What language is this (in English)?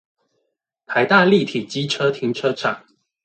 Chinese